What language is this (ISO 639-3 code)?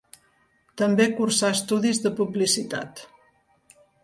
cat